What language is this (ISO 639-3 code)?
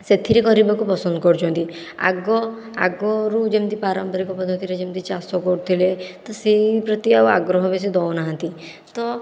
ori